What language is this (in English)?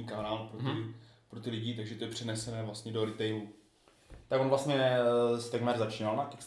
Czech